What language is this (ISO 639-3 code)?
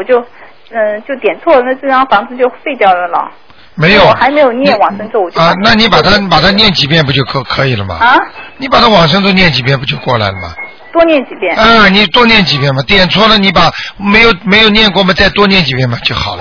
zho